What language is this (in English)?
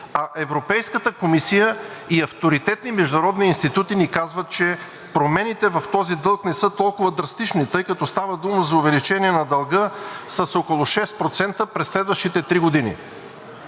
Bulgarian